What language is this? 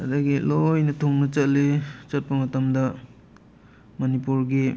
Manipuri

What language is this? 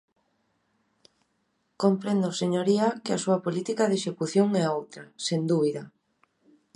Galician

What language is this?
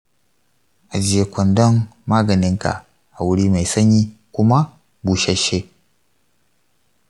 Hausa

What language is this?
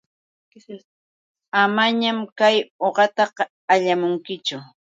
Yauyos Quechua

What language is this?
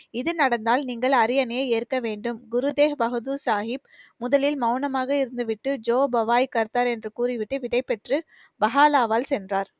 Tamil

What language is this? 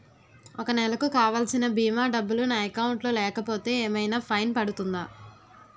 Telugu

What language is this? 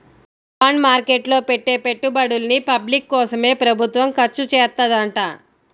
Telugu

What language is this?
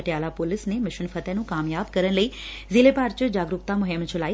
Punjabi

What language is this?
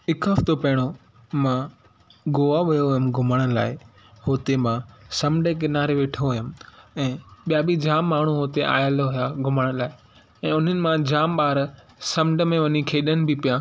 Sindhi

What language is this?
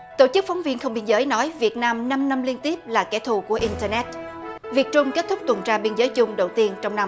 Vietnamese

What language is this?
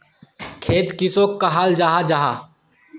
Magahi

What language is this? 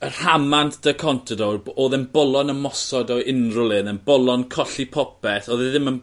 Welsh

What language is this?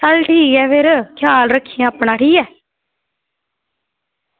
Dogri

